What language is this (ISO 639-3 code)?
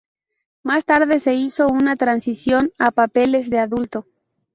spa